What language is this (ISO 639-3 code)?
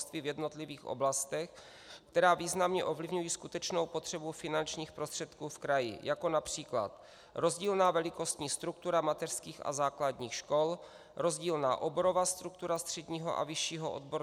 ces